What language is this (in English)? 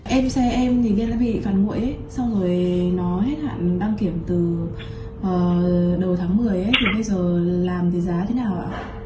Vietnamese